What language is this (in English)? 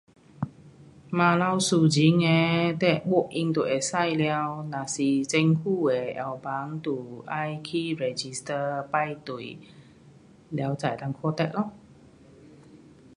Pu-Xian Chinese